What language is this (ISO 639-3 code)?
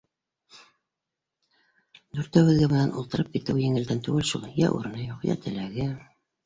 bak